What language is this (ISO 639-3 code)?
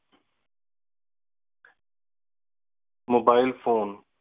pan